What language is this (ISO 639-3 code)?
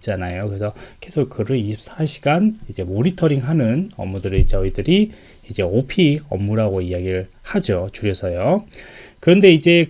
kor